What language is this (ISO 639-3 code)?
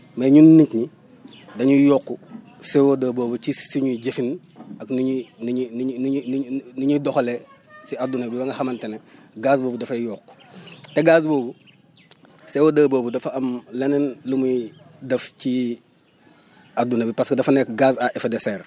wol